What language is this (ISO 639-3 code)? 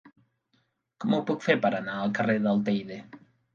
cat